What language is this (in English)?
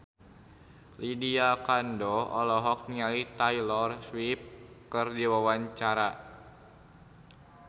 Sundanese